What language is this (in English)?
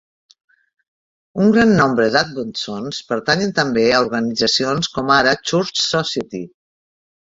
Catalan